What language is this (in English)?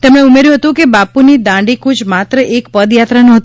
Gujarati